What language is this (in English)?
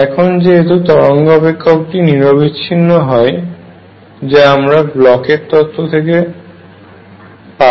Bangla